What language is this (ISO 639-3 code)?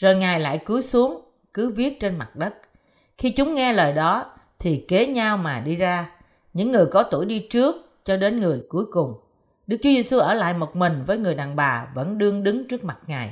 vie